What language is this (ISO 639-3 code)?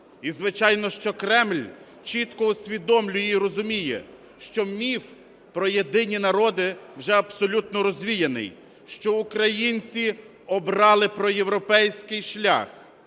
ukr